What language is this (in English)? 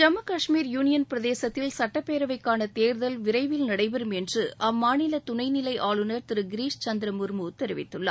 Tamil